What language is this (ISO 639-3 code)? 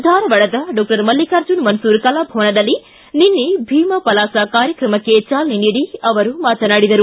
kan